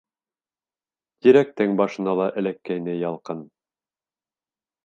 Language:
Bashkir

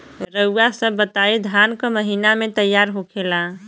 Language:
Bhojpuri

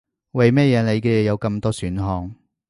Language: Cantonese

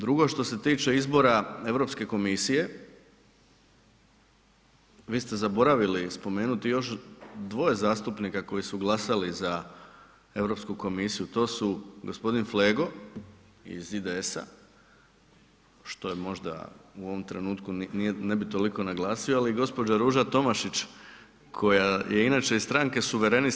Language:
Croatian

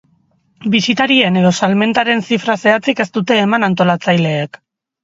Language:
Basque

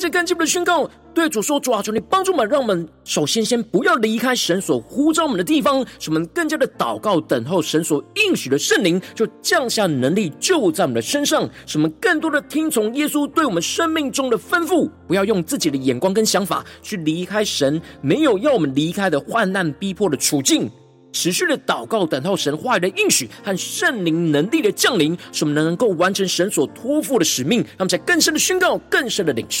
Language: Chinese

